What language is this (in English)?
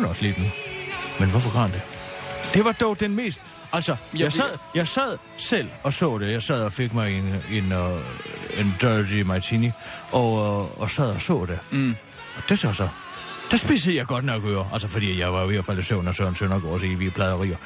Danish